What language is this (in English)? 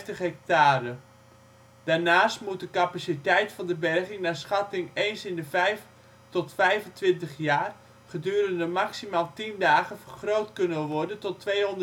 Dutch